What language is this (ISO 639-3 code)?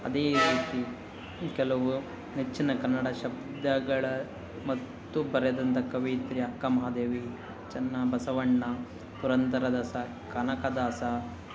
kan